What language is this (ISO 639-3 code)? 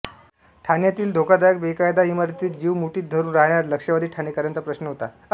mar